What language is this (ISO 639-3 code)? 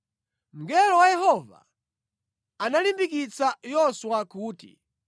nya